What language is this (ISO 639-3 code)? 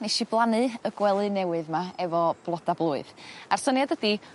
cym